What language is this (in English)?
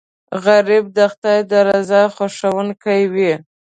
Pashto